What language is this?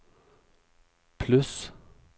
Norwegian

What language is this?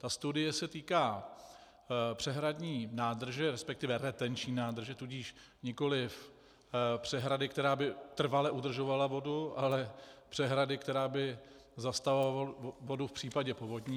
Czech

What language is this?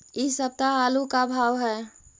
Magahi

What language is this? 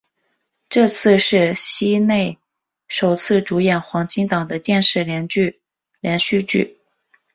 Chinese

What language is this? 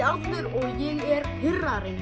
Icelandic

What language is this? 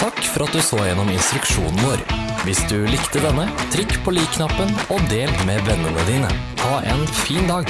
Norwegian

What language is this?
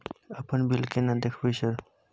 Maithili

